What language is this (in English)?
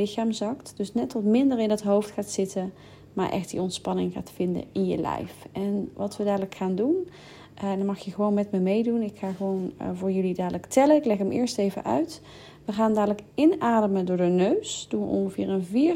Dutch